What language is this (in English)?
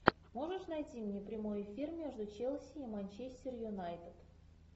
Russian